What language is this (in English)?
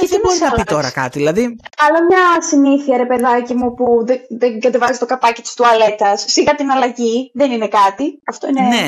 Greek